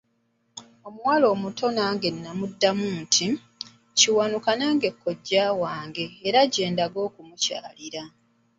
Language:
Ganda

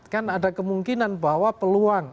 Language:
Indonesian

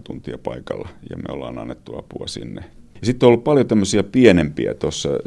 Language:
Finnish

